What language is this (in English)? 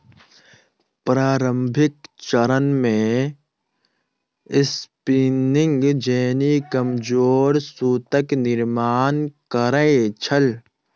Maithili